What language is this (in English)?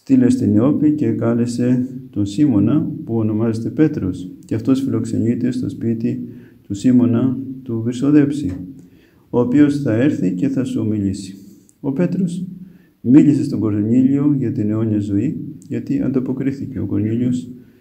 Greek